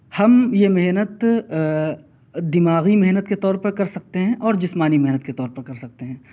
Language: Urdu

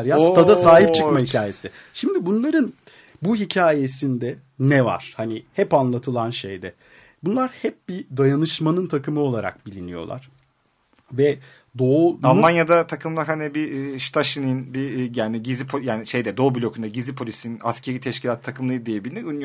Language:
Turkish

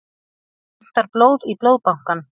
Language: Icelandic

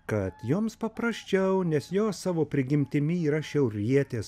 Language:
Lithuanian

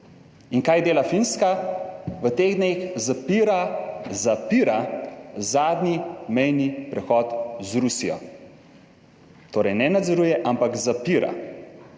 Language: Slovenian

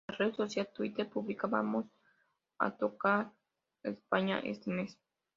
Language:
Spanish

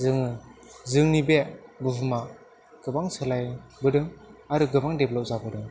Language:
Bodo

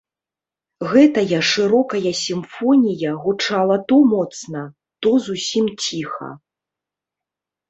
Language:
Belarusian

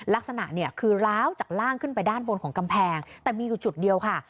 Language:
Thai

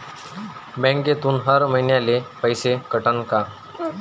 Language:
Marathi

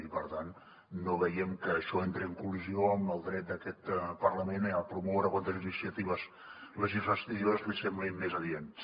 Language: Catalan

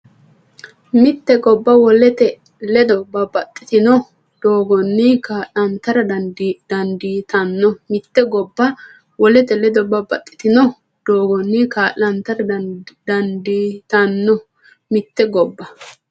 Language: Sidamo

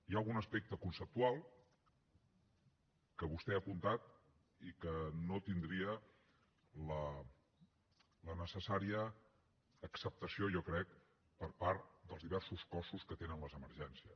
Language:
Catalan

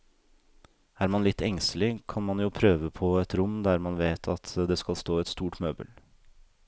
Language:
Norwegian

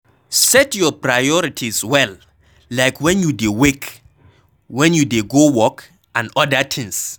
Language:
Nigerian Pidgin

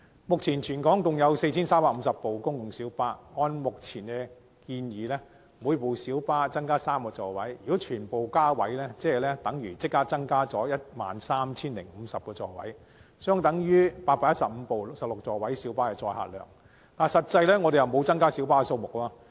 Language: Cantonese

